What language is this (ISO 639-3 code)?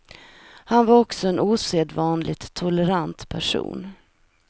swe